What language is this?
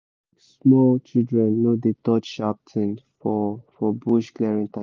Nigerian Pidgin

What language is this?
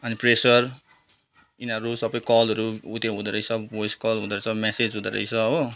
Nepali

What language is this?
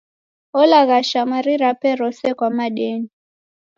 Taita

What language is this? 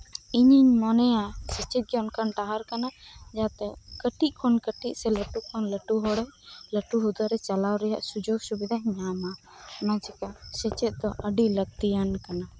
Santali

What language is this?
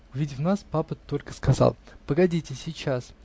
Russian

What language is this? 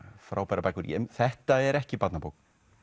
Icelandic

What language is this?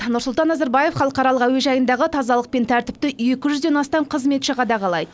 Kazakh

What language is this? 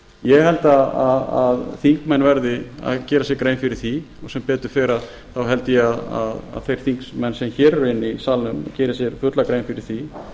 Icelandic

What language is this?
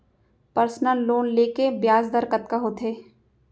Chhattisgarhi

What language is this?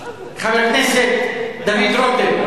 Hebrew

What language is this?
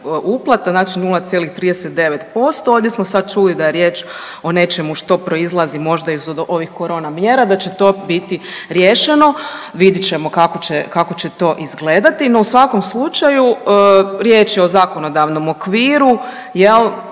Croatian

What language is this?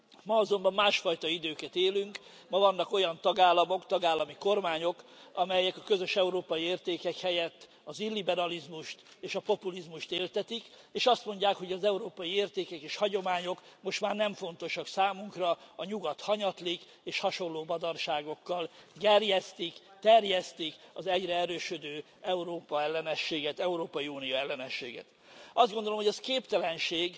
Hungarian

